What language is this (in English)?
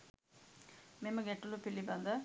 Sinhala